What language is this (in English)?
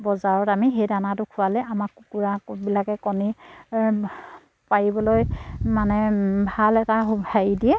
Assamese